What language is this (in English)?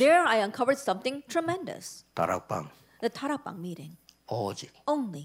Korean